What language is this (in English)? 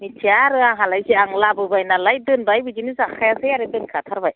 Bodo